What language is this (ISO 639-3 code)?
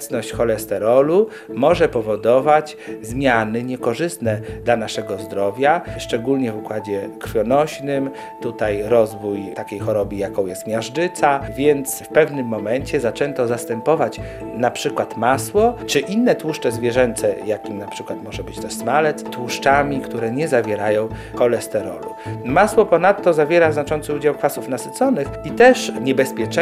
pol